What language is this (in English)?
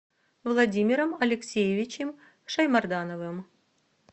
Russian